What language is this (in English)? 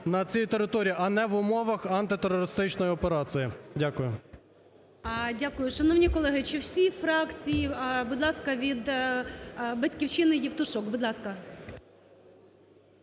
Ukrainian